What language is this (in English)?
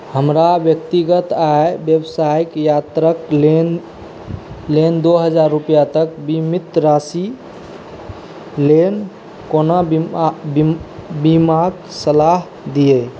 Maithili